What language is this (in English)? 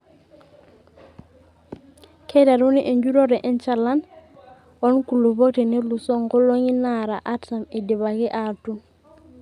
Masai